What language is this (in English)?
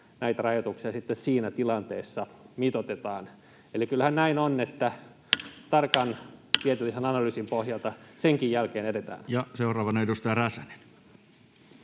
Finnish